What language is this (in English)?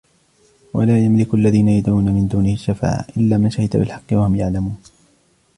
Arabic